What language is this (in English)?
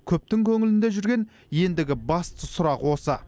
Kazakh